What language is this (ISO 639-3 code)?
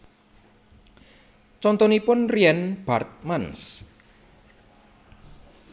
jav